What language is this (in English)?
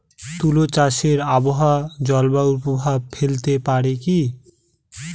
Bangla